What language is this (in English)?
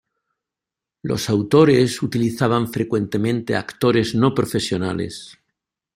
Spanish